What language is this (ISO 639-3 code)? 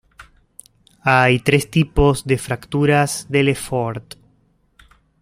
spa